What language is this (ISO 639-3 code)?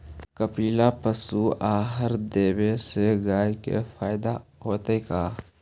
mag